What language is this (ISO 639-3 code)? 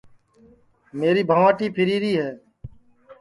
ssi